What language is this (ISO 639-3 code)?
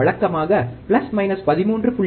tam